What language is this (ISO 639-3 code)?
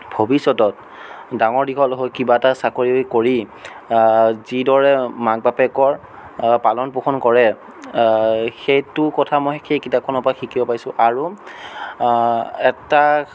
asm